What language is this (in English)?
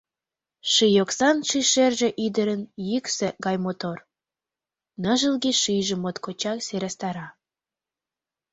Mari